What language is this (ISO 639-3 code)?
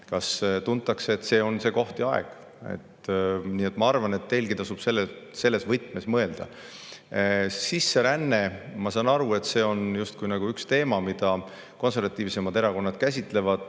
est